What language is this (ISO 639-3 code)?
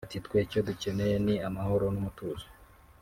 kin